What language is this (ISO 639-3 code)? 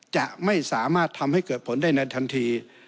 tha